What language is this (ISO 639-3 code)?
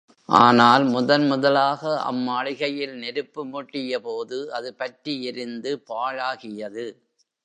tam